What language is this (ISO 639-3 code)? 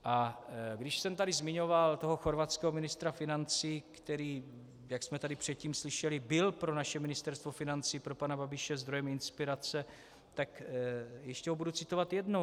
ces